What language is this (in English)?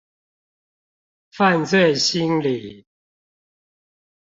Chinese